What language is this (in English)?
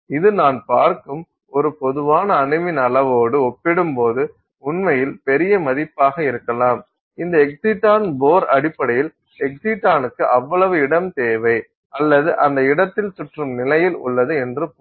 Tamil